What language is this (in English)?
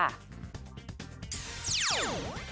Thai